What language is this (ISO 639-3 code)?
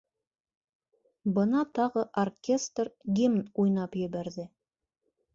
bak